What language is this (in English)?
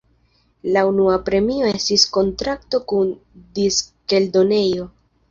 Esperanto